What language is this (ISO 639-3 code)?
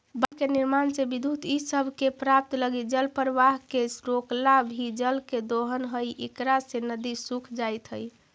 mag